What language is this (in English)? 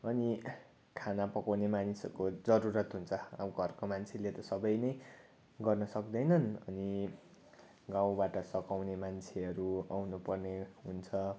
Nepali